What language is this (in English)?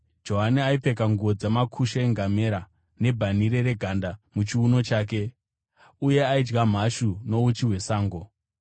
Shona